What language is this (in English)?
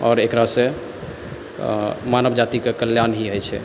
Maithili